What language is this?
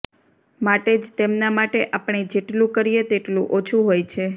Gujarati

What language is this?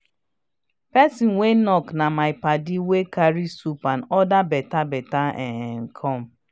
Nigerian Pidgin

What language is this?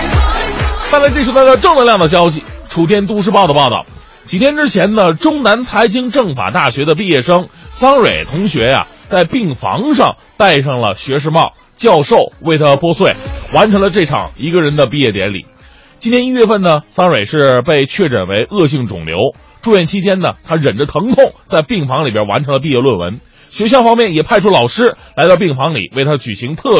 Chinese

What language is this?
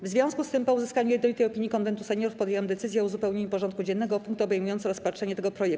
Polish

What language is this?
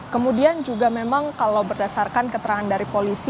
Indonesian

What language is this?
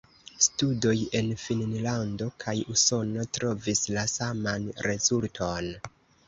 Esperanto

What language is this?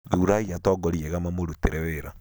Kikuyu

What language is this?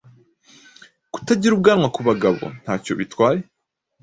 Kinyarwanda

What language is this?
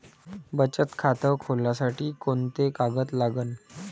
Marathi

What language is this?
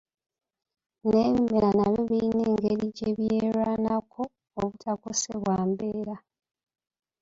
Ganda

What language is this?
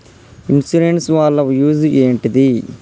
Telugu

